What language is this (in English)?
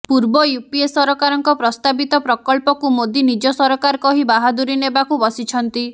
Odia